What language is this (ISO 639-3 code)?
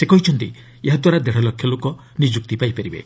ori